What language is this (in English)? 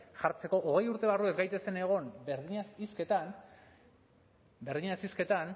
Basque